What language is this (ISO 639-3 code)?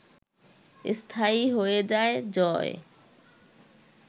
ben